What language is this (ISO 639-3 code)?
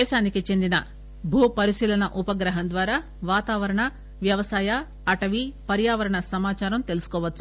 tel